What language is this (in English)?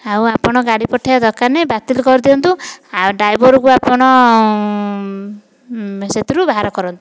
Odia